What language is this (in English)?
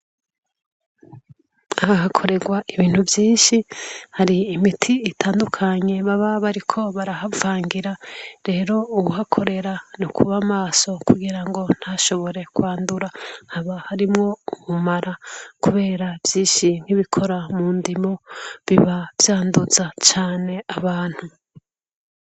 Rundi